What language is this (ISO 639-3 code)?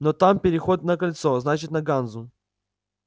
rus